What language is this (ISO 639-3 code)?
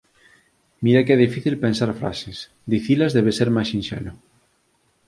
glg